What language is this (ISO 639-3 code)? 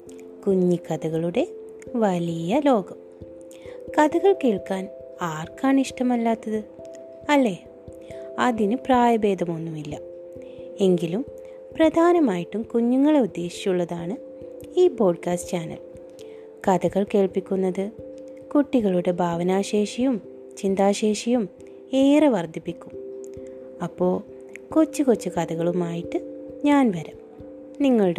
mal